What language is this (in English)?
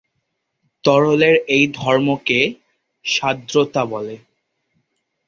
Bangla